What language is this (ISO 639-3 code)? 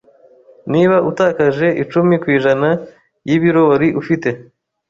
kin